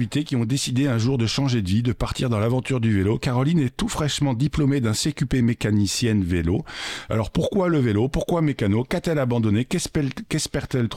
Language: French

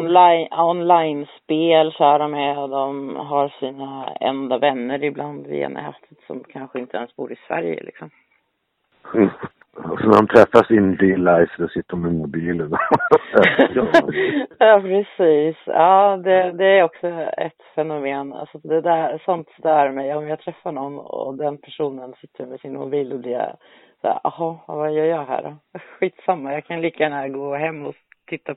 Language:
Swedish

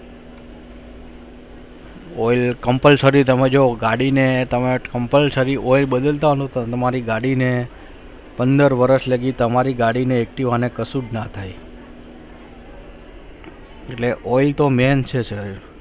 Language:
Gujarati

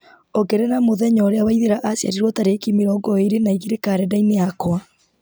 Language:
Kikuyu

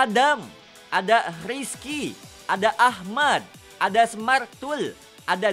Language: Indonesian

